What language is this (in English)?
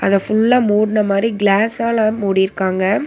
Tamil